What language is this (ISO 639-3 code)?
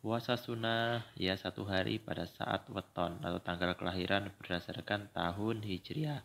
ind